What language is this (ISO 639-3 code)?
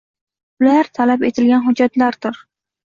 uzb